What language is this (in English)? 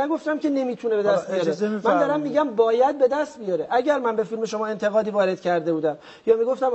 Persian